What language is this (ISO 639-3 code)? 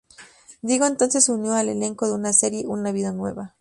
spa